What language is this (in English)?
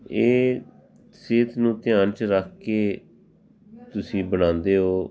Punjabi